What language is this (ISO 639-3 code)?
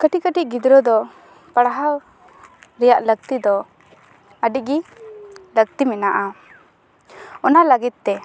sat